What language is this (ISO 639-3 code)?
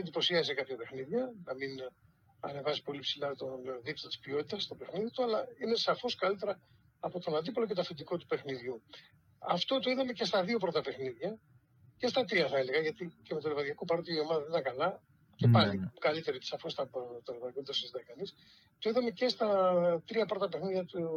ell